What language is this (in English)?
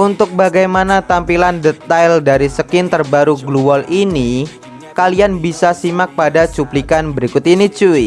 Indonesian